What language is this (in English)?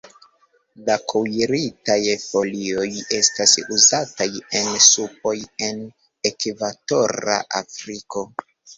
Esperanto